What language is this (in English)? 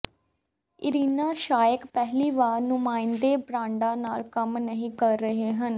Punjabi